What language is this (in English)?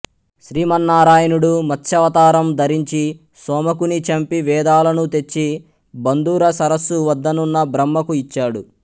Telugu